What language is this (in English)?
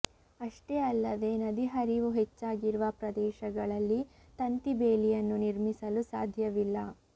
Kannada